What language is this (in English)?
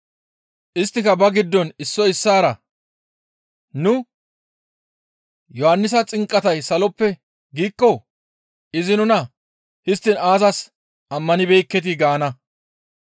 Gamo